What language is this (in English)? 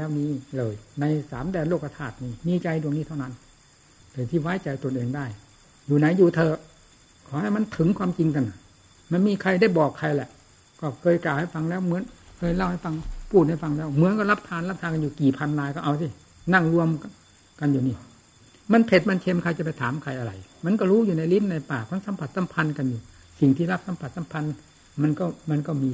Thai